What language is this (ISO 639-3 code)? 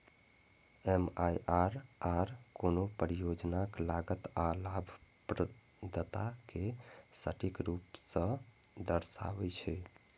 mai